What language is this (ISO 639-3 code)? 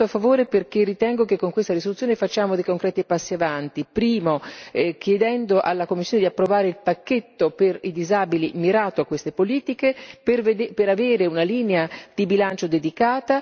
ita